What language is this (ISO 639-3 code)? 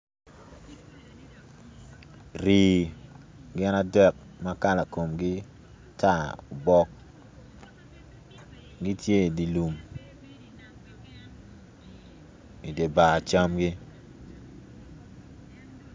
ach